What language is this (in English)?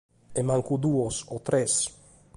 Sardinian